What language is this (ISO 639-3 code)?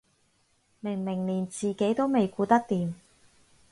yue